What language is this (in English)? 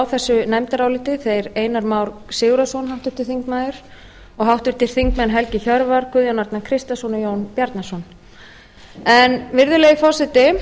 Icelandic